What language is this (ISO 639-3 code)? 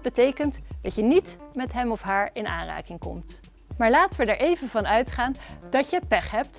nld